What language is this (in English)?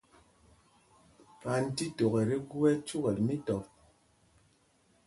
Mpumpong